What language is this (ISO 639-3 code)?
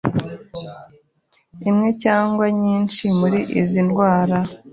kin